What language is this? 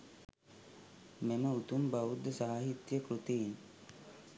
Sinhala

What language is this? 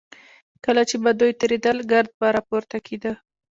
Pashto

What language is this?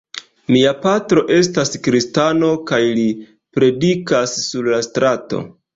Esperanto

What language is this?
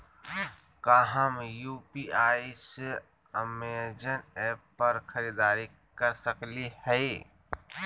Magahi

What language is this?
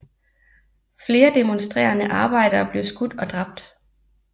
Danish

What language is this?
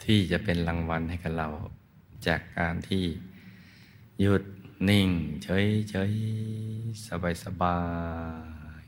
Thai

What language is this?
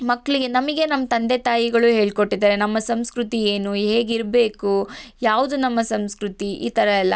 Kannada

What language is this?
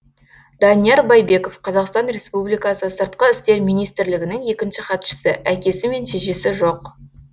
Kazakh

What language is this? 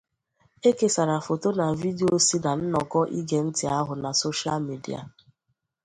Igbo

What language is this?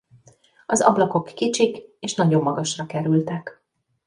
Hungarian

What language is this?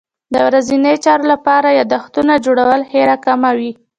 Pashto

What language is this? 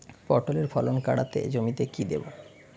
Bangla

